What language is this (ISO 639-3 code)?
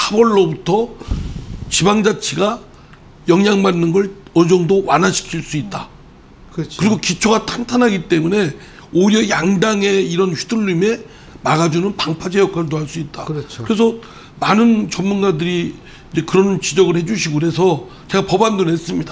kor